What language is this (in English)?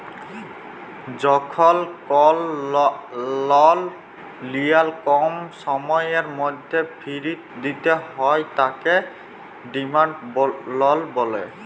Bangla